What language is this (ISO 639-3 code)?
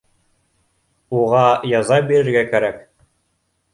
bak